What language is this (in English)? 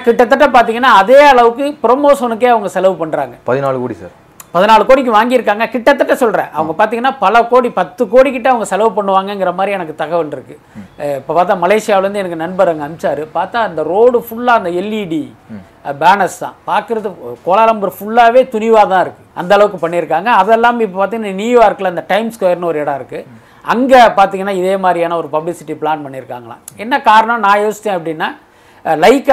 Tamil